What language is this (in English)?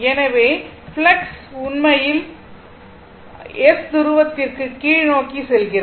Tamil